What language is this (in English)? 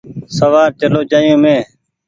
Goaria